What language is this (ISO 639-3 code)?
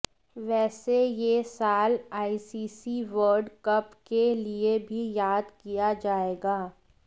hin